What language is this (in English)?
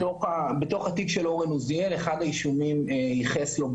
Hebrew